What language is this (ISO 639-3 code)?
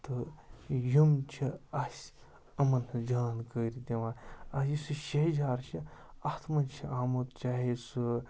kas